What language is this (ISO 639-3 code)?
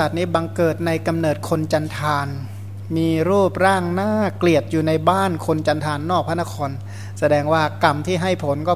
tha